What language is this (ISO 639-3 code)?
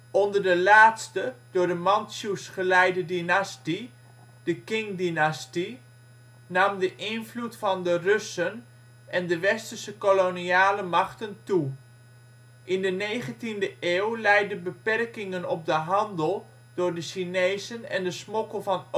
nld